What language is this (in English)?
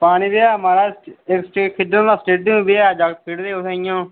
Dogri